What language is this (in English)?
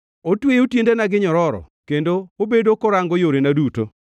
Luo (Kenya and Tanzania)